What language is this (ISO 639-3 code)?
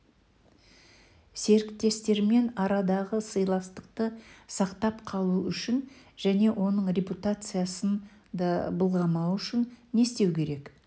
kaz